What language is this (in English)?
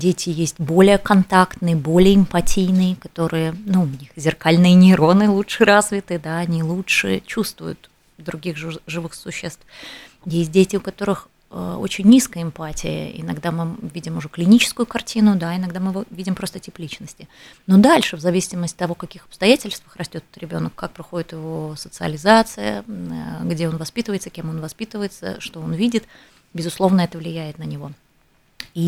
Russian